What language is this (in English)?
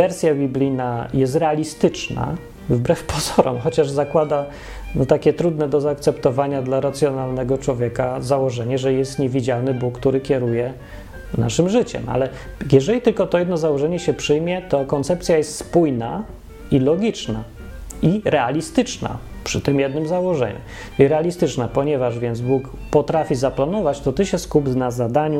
Polish